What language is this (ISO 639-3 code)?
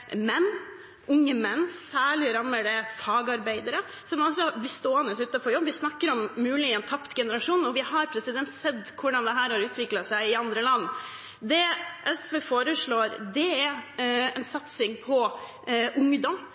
nob